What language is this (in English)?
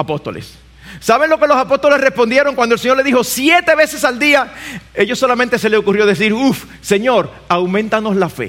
Spanish